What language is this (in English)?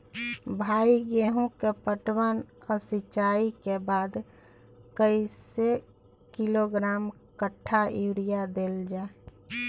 Maithili